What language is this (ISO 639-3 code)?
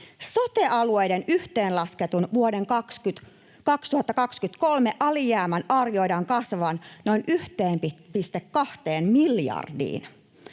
fin